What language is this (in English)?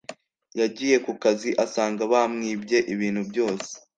Kinyarwanda